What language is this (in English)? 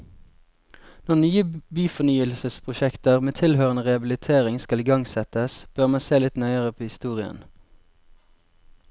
Norwegian